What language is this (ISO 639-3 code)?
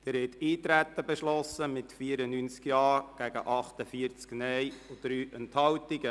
gsw